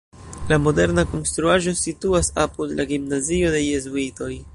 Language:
Esperanto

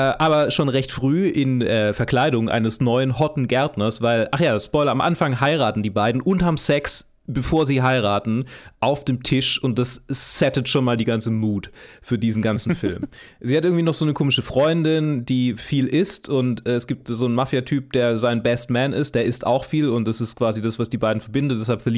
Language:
German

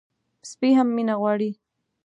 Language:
Pashto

